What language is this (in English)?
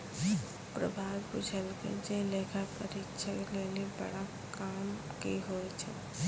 Maithili